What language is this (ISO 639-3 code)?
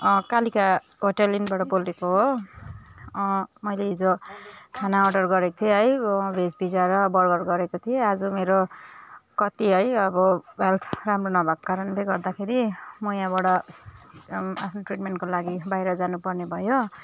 nep